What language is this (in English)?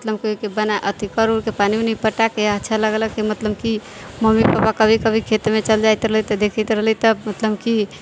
Maithili